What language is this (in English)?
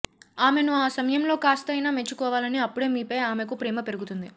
Telugu